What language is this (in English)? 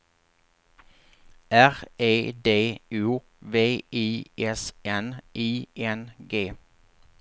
Swedish